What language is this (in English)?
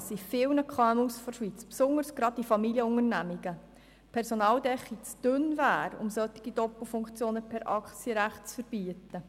Swiss German